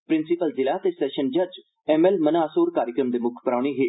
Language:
Dogri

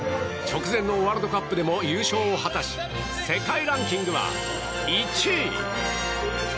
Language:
Japanese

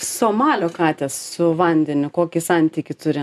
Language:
Lithuanian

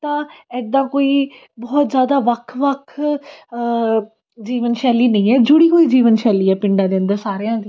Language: Punjabi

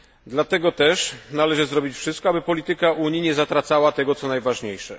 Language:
Polish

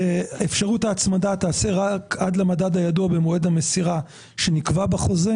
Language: Hebrew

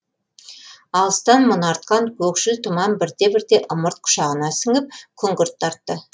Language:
Kazakh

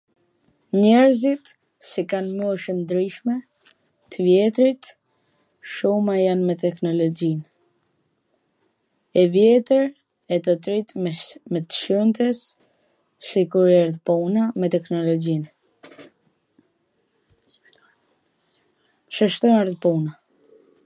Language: Gheg Albanian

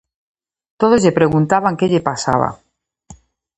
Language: Galician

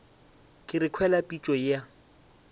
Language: Northern Sotho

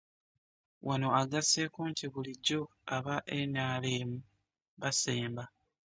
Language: Ganda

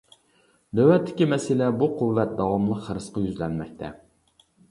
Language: Uyghur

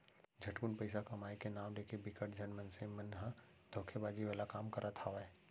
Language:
Chhattisgarhi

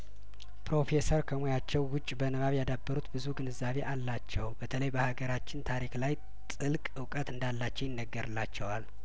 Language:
Amharic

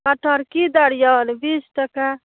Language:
Maithili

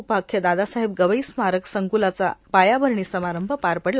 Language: Marathi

